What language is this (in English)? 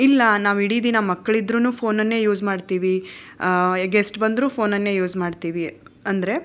Kannada